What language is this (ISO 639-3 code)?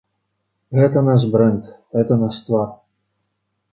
bel